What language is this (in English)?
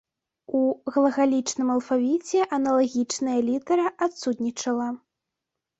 Belarusian